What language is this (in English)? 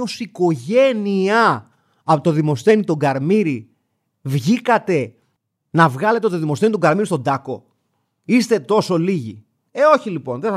Greek